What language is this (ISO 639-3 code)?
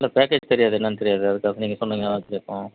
tam